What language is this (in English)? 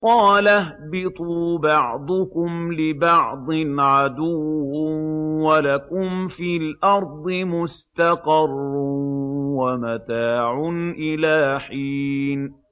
Arabic